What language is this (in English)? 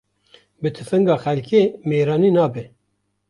Kurdish